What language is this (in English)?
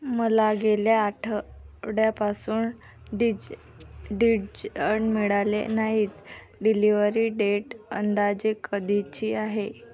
Marathi